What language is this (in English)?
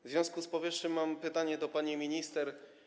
Polish